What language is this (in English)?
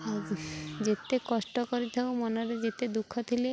Odia